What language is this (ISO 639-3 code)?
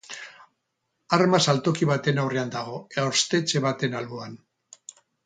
eus